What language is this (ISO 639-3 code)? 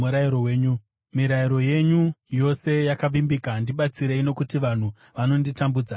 sna